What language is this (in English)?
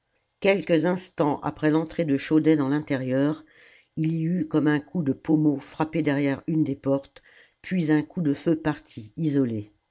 French